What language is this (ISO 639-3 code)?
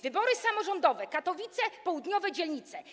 pol